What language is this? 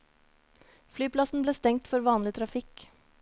Norwegian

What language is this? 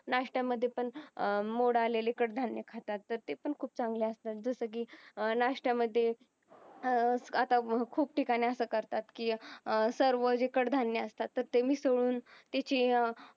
Marathi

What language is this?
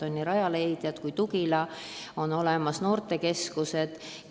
Estonian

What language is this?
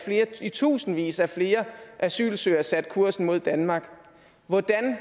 Danish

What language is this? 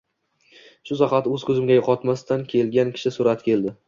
Uzbek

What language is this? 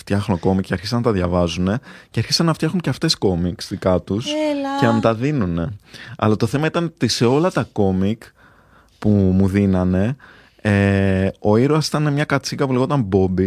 Greek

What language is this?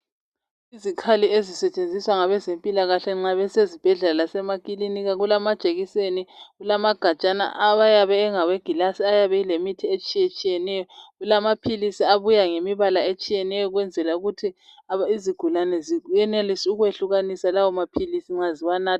North Ndebele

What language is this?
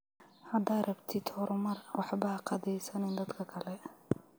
Somali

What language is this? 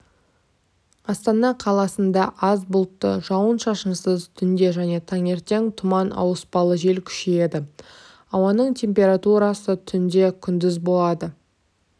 Kazakh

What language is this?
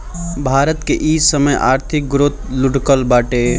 Bhojpuri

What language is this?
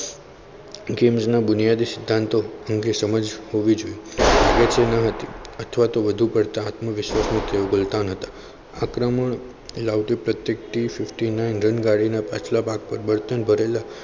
Gujarati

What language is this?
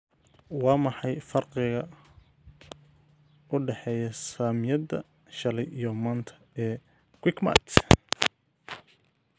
Somali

